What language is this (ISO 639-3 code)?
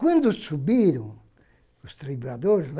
por